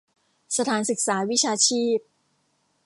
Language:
Thai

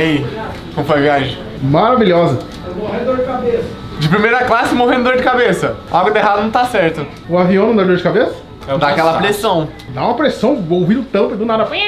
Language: Portuguese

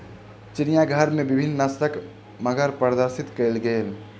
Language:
Maithili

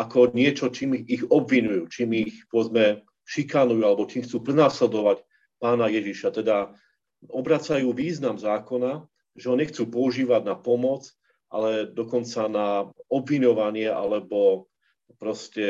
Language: Slovak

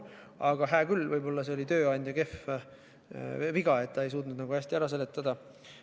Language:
Estonian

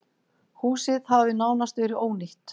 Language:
Icelandic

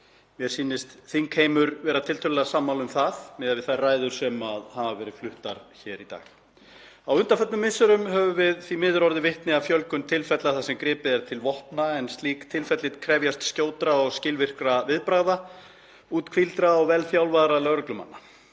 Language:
Icelandic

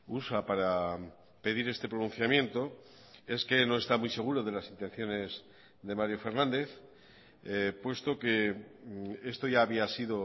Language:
Spanish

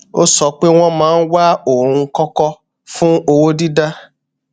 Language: Yoruba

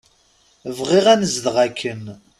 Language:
Kabyle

